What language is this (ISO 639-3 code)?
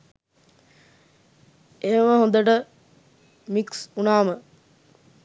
sin